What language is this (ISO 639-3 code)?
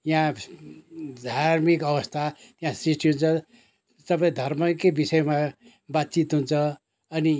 nep